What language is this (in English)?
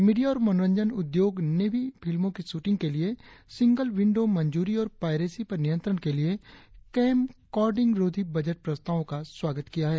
Hindi